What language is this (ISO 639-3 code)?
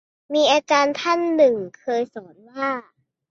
tha